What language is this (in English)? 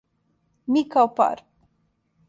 Serbian